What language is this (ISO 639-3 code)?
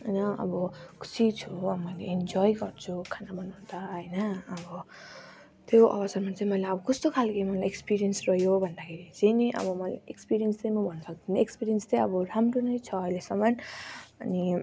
nep